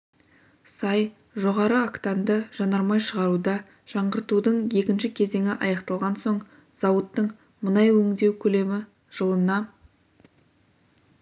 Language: Kazakh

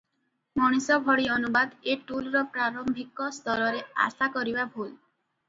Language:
Odia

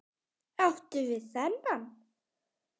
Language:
Icelandic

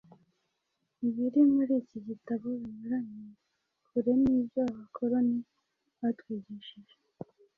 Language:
Kinyarwanda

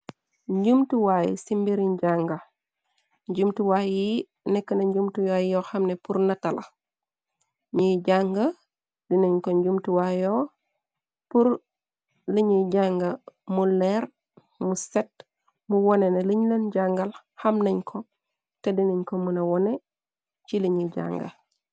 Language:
Wolof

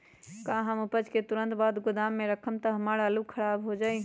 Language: Magahi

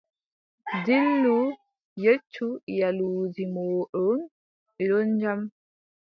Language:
Adamawa Fulfulde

